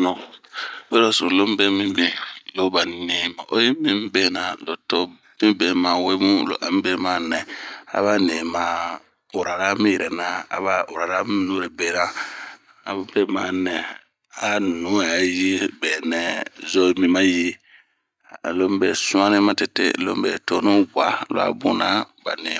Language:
Bomu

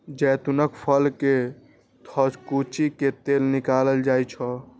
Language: Maithili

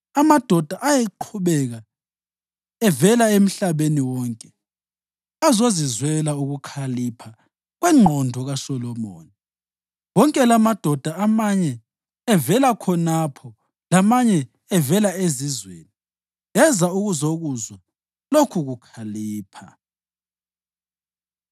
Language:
North Ndebele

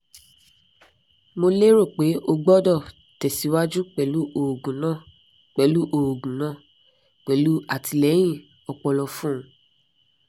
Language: Yoruba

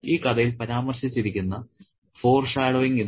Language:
Malayalam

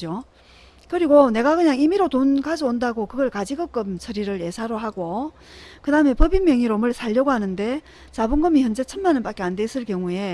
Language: Korean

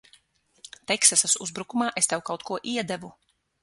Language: Latvian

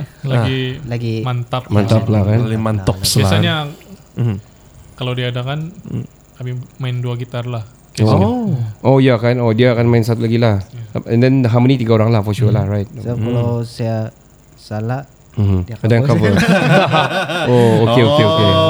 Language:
Malay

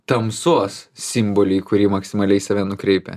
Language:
Lithuanian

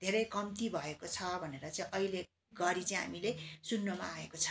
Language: Nepali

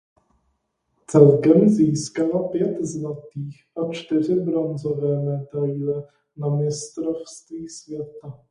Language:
Czech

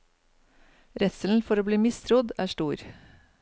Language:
Norwegian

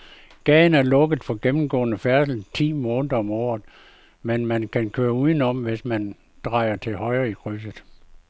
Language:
Danish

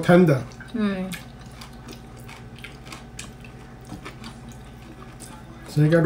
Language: Vietnamese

